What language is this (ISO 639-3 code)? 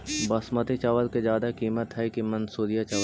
mag